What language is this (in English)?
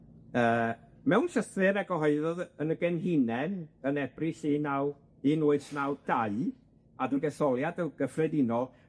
Welsh